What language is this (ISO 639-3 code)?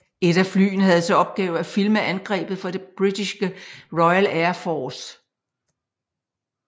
dan